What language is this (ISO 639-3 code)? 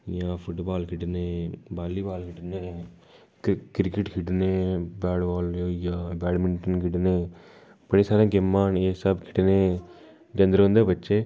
doi